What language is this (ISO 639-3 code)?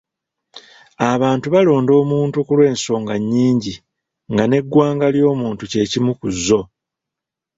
lug